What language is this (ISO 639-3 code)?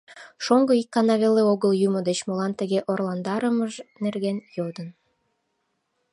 chm